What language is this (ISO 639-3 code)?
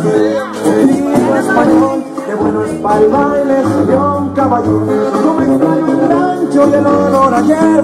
ron